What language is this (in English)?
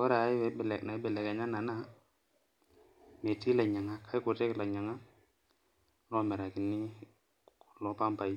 Masai